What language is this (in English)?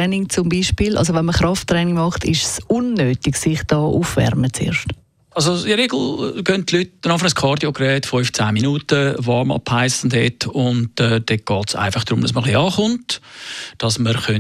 German